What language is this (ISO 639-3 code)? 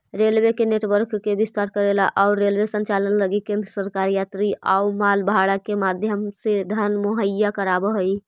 mag